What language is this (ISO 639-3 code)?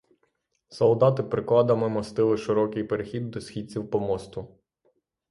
ukr